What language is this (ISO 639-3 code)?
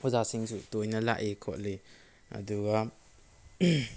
mni